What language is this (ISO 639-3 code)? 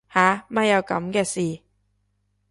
yue